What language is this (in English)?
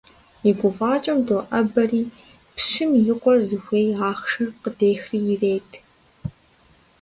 Kabardian